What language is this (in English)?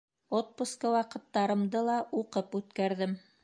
Bashkir